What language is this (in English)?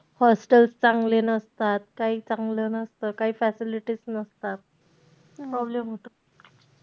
Marathi